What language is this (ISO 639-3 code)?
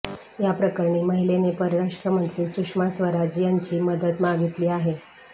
mar